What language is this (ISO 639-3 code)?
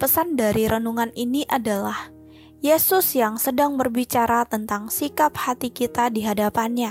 ind